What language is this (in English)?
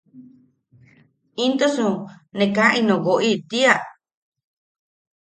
Yaqui